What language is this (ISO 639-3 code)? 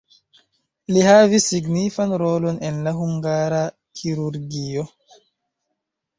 epo